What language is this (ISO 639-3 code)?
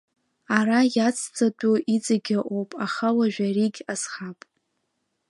abk